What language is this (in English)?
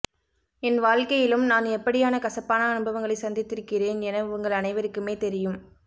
Tamil